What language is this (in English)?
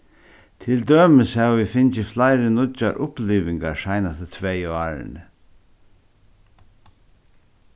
Faroese